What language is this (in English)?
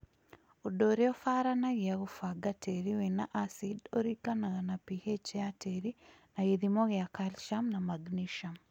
Kikuyu